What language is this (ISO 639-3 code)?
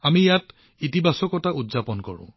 asm